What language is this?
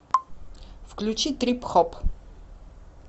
Russian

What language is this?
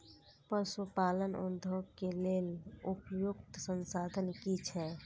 Maithili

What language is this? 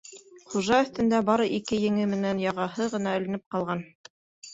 Bashkir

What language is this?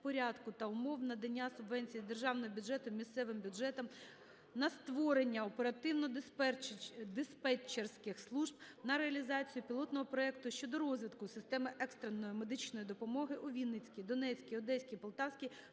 Ukrainian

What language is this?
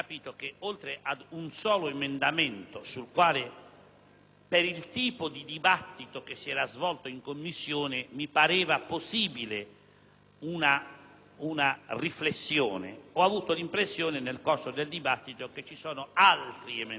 Italian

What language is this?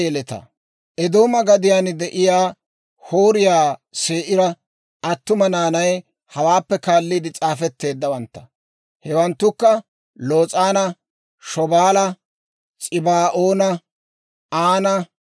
Dawro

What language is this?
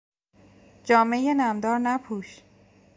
Persian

